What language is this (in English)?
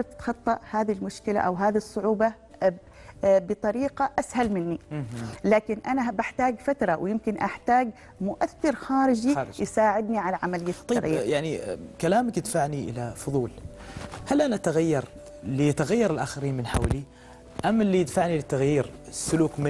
Arabic